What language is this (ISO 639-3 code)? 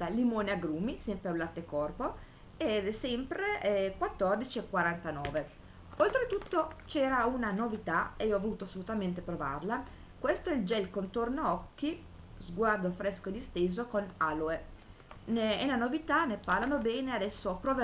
ita